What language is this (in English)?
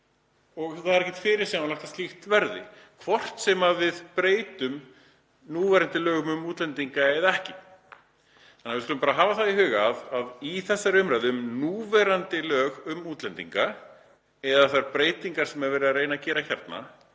Icelandic